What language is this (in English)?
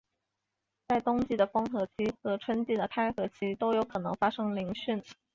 Chinese